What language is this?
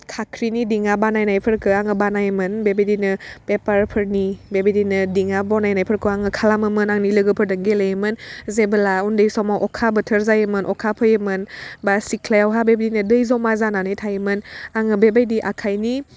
Bodo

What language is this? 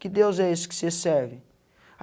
Portuguese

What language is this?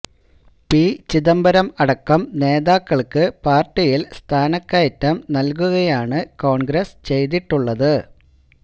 Malayalam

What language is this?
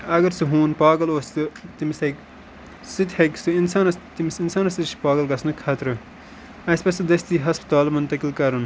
Kashmiri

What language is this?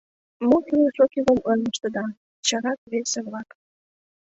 Mari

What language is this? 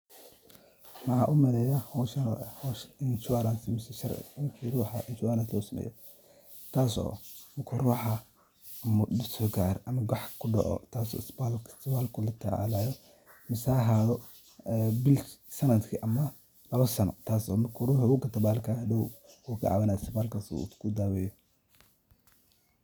Somali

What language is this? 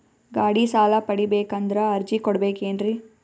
Kannada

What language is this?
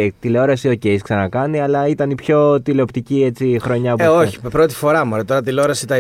Greek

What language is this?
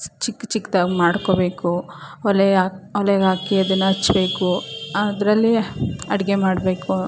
Kannada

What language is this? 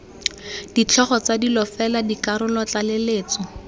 Tswana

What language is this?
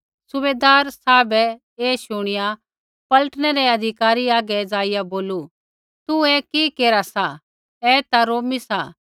Kullu Pahari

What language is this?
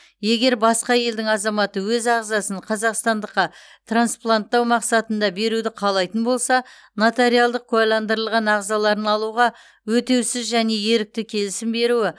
Kazakh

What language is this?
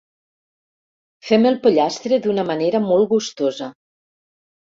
Catalan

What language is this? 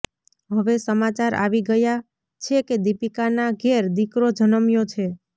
Gujarati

